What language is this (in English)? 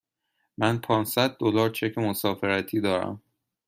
Persian